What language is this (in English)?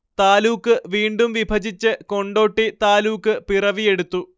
Malayalam